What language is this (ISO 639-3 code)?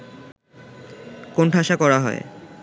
ben